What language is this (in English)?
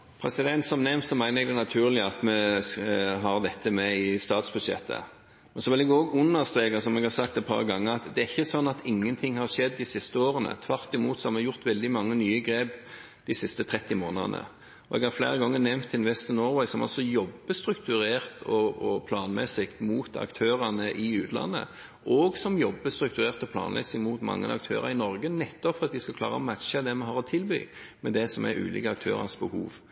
Norwegian Bokmål